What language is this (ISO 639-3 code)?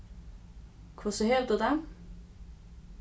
fao